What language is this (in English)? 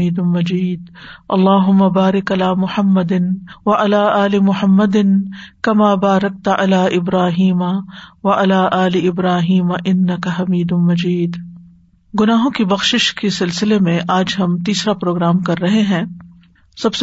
Urdu